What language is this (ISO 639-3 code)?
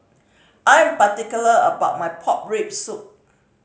eng